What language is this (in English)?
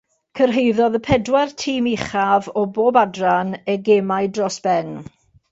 Welsh